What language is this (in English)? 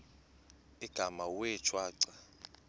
Xhosa